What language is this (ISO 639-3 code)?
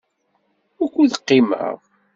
kab